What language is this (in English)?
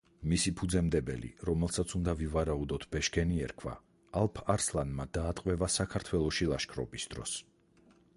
Georgian